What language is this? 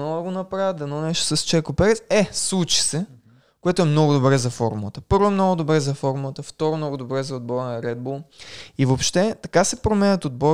Bulgarian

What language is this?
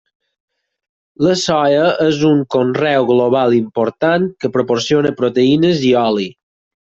Catalan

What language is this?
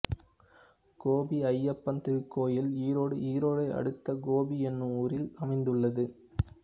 Tamil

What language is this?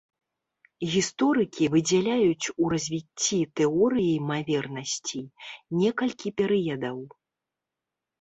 Belarusian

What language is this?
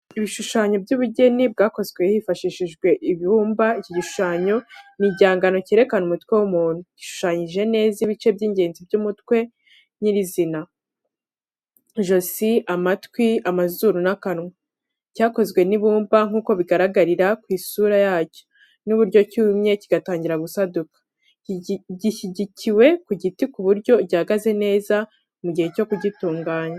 Kinyarwanda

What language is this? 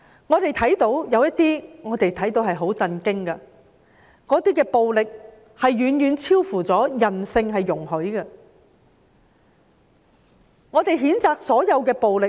Cantonese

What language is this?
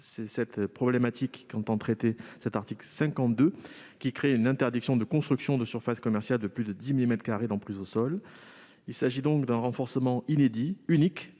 French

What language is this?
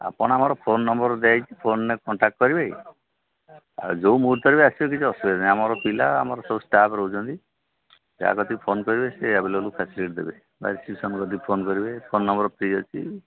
Odia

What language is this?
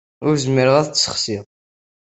Kabyle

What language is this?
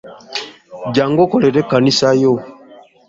Ganda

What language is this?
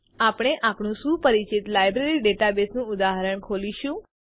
Gujarati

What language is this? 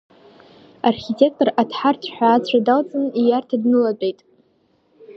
Abkhazian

